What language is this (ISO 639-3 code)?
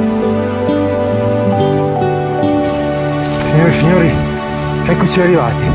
ita